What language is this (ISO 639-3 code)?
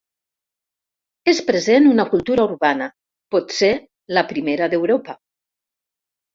cat